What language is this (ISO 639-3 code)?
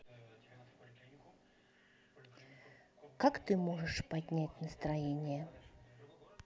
rus